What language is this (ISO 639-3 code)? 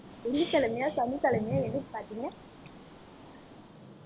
tam